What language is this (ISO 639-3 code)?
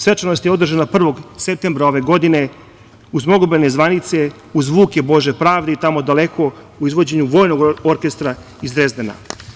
srp